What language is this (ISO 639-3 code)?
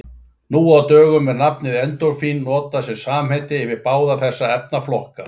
isl